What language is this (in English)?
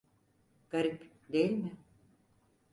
Turkish